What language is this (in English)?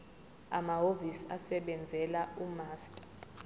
Zulu